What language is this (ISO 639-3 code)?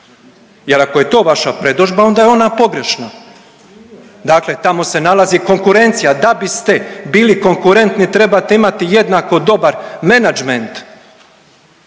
hrv